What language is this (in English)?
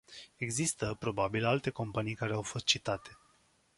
Romanian